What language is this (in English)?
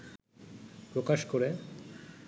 Bangla